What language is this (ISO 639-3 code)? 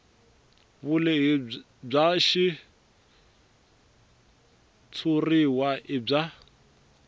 tso